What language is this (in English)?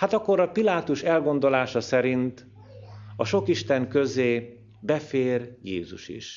Hungarian